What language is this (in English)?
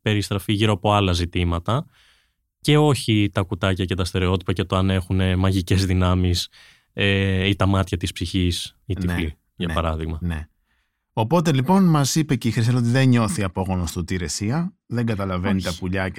Greek